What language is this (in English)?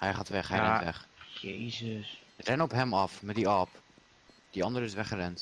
Dutch